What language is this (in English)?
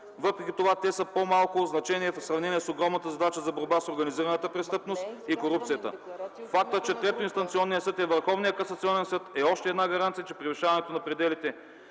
Bulgarian